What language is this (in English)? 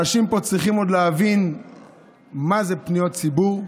Hebrew